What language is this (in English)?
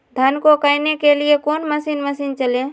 Magahi